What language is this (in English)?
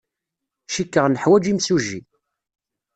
Kabyle